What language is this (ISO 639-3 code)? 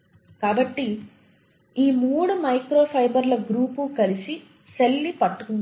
tel